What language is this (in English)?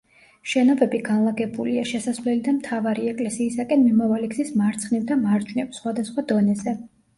Georgian